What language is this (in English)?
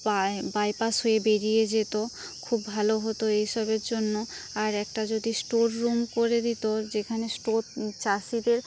Bangla